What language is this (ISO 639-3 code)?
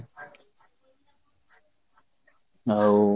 ori